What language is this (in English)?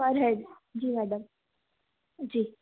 Hindi